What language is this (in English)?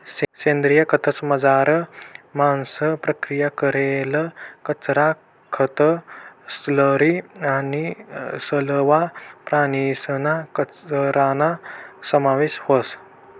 Marathi